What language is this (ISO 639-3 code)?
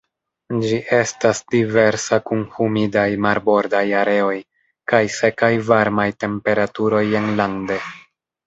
epo